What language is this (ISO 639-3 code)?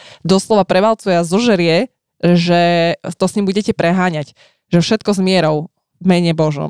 slk